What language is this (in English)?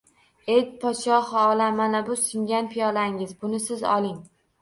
Uzbek